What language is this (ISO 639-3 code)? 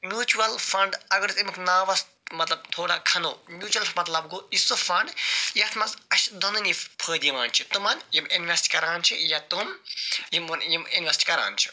kas